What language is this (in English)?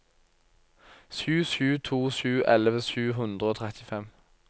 Norwegian